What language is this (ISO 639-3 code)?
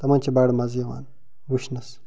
kas